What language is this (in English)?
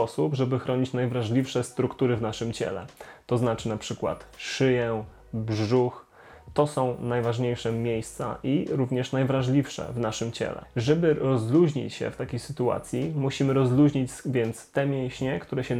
Polish